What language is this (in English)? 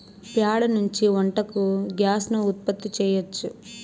Telugu